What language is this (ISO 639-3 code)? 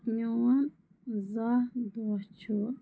kas